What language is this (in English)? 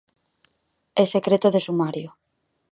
Galician